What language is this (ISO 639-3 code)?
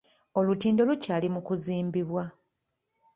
lug